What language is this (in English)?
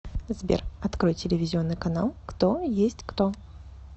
Russian